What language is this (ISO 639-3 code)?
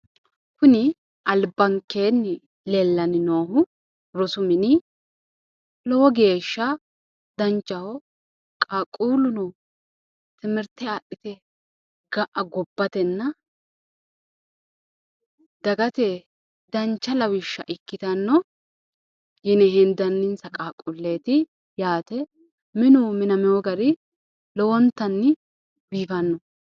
sid